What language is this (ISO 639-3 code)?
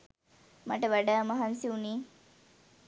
sin